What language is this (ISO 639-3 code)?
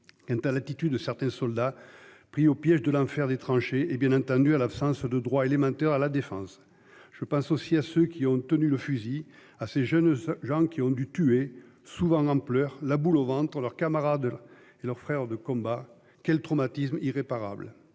fra